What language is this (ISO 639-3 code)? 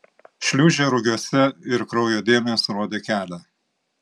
lit